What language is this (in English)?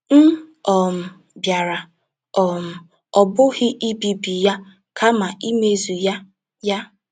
Igbo